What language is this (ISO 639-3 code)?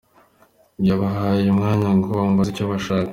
kin